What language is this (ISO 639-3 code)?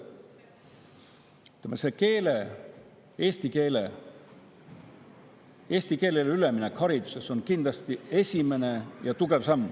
est